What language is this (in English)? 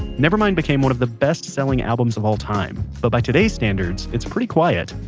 English